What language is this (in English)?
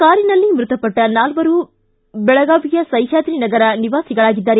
Kannada